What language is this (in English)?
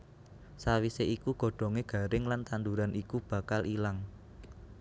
Javanese